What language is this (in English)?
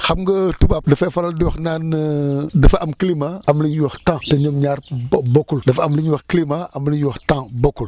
Wolof